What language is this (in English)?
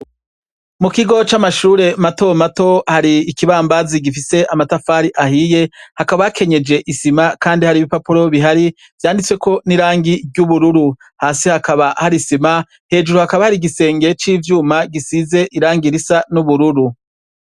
Rundi